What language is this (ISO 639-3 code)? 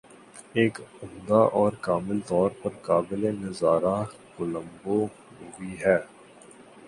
urd